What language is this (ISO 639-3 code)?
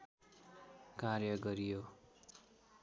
nep